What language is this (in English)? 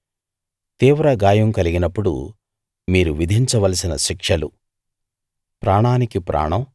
Telugu